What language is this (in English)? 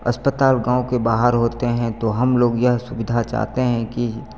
Hindi